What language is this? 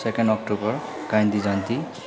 Nepali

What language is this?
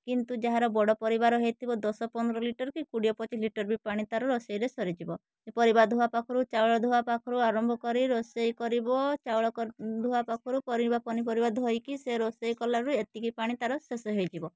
Odia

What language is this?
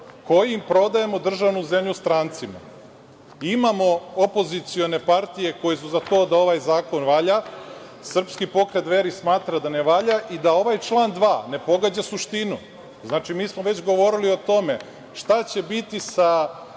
Serbian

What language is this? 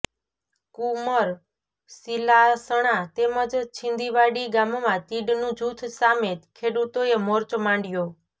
Gujarati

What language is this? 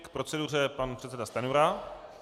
Czech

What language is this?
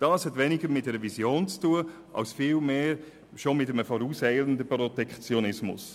Swiss German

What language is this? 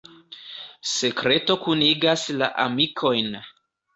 Esperanto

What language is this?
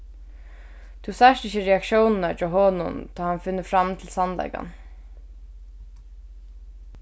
Faroese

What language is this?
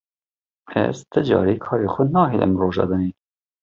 Kurdish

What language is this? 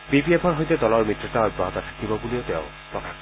Assamese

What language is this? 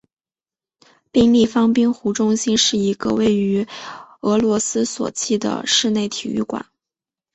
Chinese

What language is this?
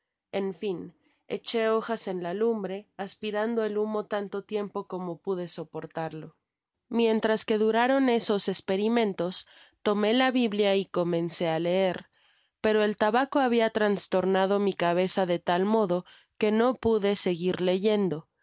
Spanish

